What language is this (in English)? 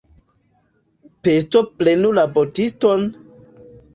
Esperanto